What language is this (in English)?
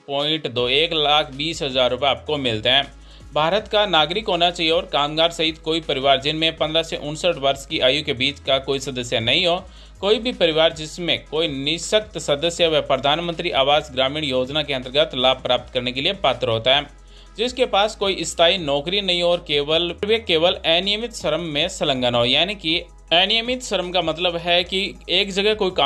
Hindi